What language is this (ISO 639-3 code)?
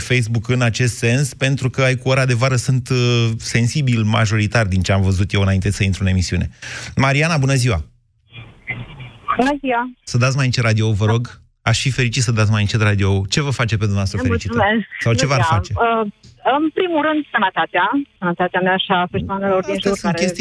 ron